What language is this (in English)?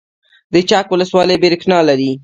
Pashto